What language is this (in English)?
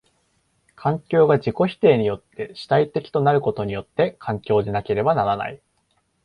Japanese